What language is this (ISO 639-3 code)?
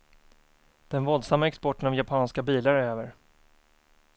swe